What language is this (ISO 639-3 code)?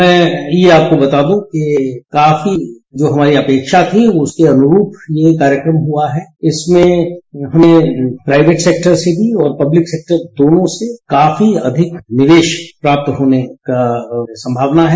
hin